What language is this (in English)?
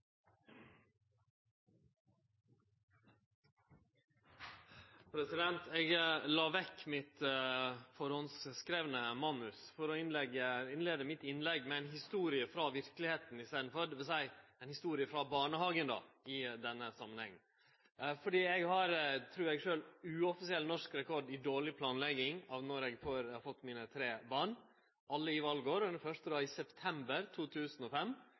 Norwegian Nynorsk